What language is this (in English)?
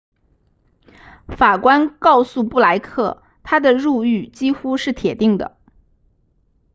Chinese